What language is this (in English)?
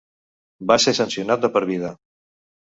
Catalan